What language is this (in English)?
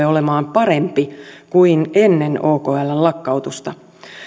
Finnish